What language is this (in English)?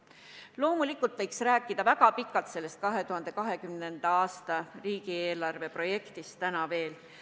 Estonian